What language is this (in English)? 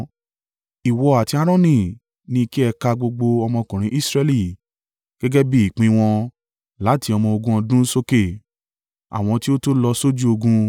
Yoruba